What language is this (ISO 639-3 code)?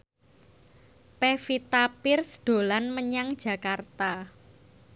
jav